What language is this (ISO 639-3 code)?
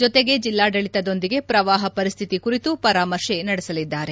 kan